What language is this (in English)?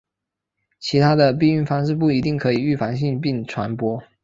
Chinese